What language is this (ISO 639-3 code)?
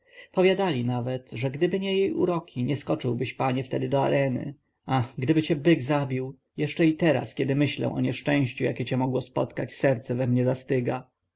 pol